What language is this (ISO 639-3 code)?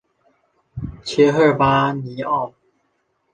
zho